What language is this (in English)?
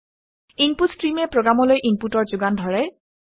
Assamese